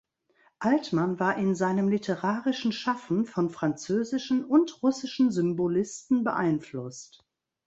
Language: German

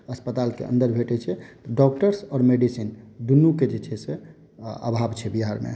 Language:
Maithili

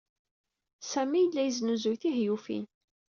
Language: Kabyle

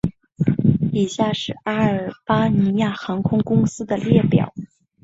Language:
Chinese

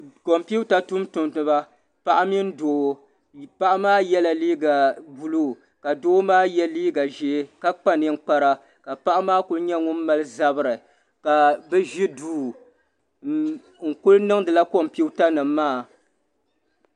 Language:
Dagbani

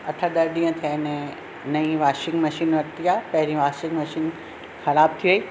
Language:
Sindhi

